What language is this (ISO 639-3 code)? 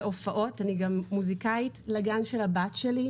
heb